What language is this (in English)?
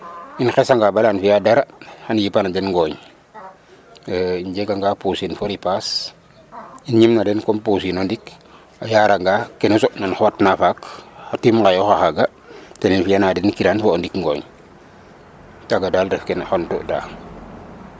Serer